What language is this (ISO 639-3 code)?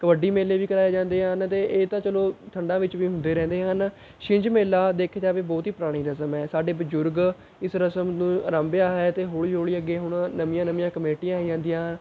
pan